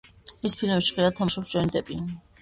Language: Georgian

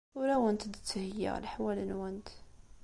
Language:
Kabyle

